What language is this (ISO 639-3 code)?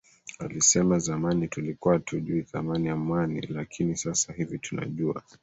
swa